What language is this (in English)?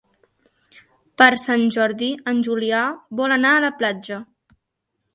Catalan